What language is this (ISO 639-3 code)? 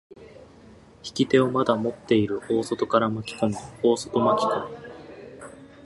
jpn